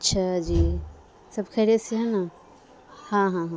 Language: Urdu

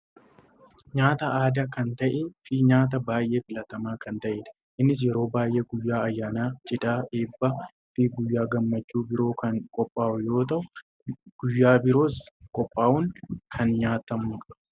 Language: Oromo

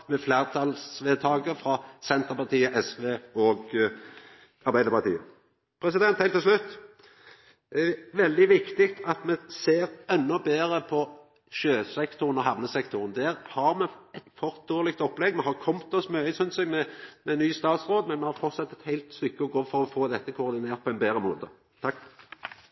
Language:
Norwegian Nynorsk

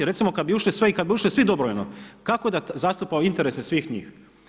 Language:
Croatian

